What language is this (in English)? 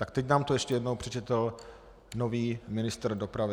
Czech